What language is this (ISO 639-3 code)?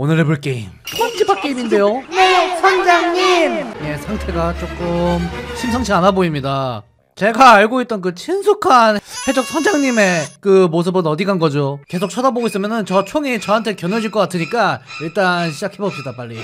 kor